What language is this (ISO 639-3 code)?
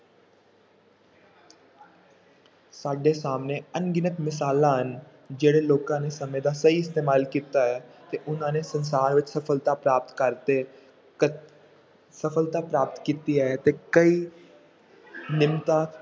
pan